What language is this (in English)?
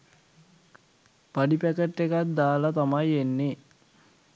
Sinhala